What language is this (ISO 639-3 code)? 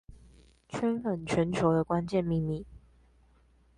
zho